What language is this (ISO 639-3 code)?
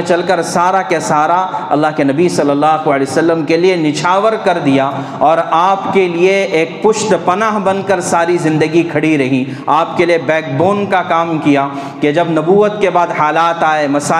urd